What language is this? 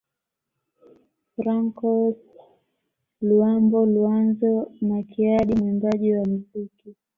Swahili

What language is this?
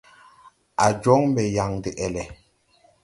Tupuri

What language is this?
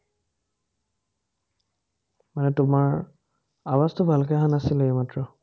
Assamese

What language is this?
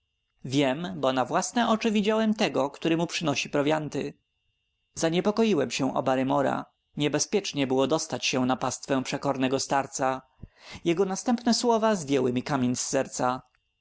Polish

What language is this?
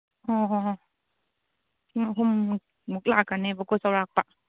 Manipuri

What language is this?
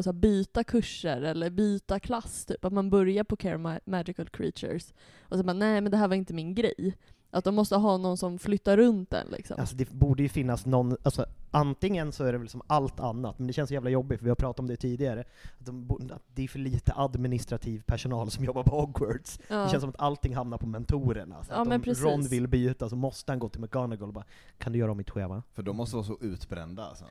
Swedish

